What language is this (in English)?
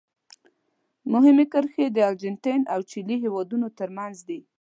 Pashto